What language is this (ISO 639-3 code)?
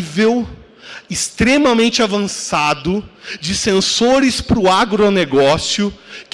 por